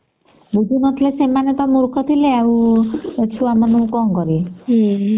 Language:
Odia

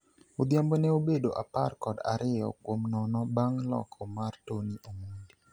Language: Luo (Kenya and Tanzania)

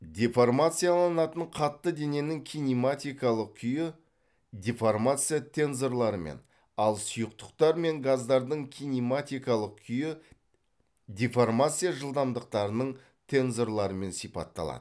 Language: Kazakh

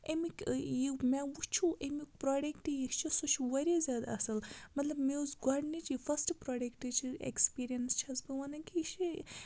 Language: Kashmiri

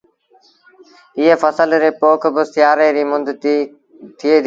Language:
Sindhi Bhil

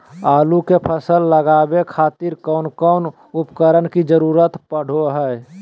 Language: Magahi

